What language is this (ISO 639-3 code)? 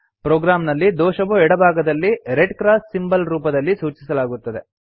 kan